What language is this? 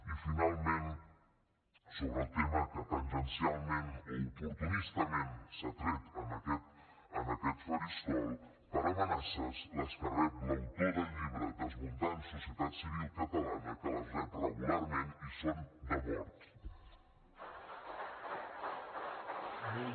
Catalan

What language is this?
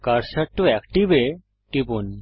Bangla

